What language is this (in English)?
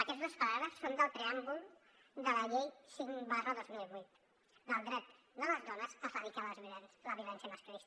Catalan